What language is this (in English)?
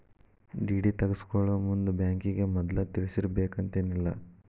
Kannada